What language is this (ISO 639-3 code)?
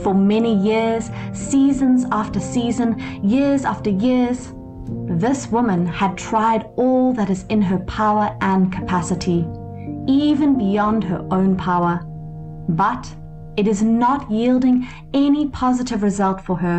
eng